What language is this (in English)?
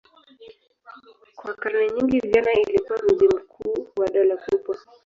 Swahili